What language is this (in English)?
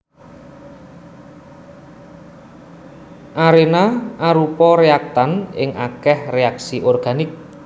Javanese